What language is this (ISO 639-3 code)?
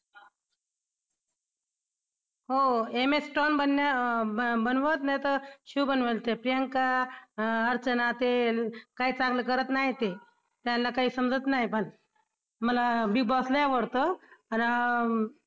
mar